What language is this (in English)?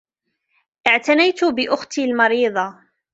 Arabic